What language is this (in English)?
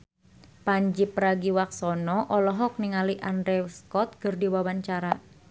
Sundanese